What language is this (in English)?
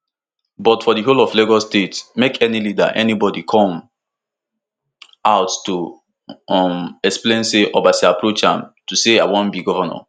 Nigerian Pidgin